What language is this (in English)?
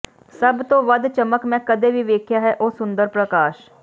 Punjabi